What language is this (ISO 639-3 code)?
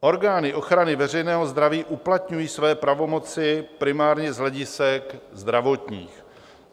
ces